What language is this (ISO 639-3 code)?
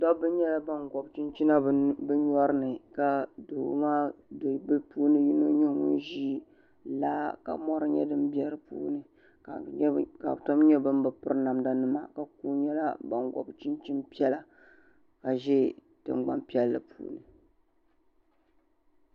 dag